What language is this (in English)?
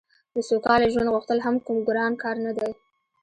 Pashto